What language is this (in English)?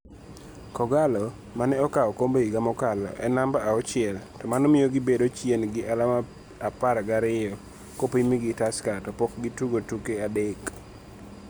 Luo (Kenya and Tanzania)